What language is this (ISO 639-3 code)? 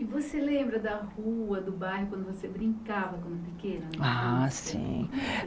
por